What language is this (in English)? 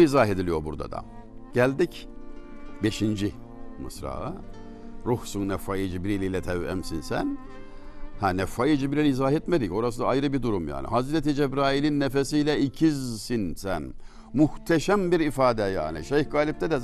Turkish